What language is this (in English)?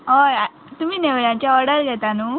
Konkani